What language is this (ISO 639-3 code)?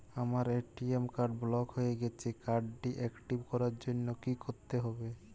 ben